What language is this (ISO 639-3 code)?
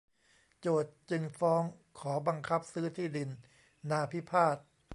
tha